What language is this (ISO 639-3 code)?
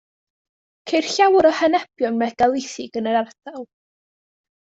cym